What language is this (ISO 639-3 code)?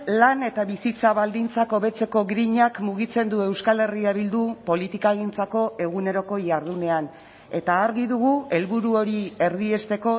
eus